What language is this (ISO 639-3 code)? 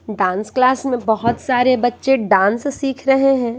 hin